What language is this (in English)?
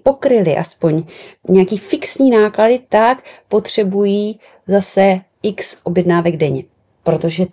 Czech